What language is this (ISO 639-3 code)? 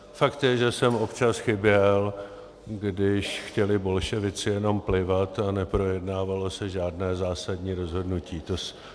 ces